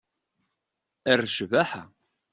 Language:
Kabyle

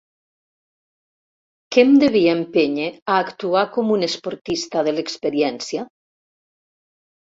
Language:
Catalan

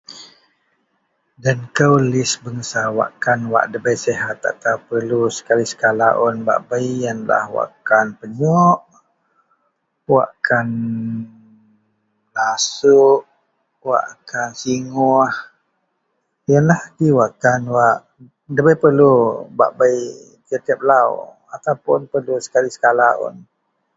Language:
Central Melanau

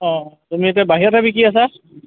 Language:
Assamese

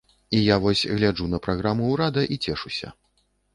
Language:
Belarusian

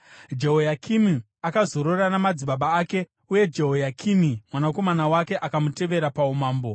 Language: Shona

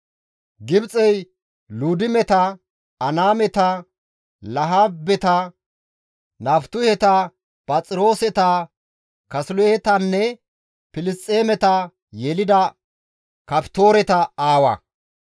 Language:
Gamo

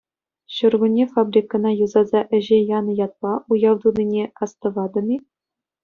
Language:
Chuvash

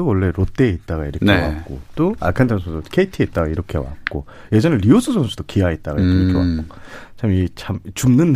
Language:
Korean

